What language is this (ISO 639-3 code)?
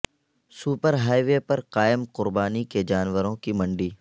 urd